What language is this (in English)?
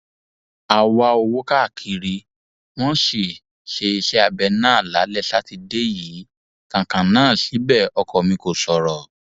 Yoruba